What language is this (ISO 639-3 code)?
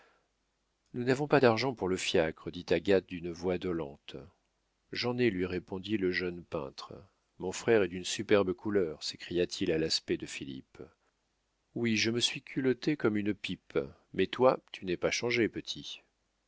fra